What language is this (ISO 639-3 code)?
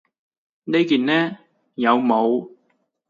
yue